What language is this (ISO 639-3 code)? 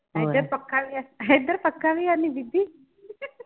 pan